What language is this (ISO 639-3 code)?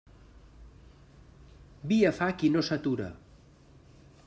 cat